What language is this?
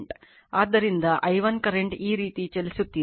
Kannada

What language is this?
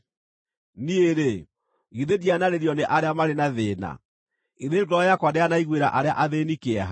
Kikuyu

